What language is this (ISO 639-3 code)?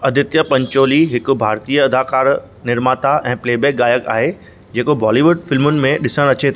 snd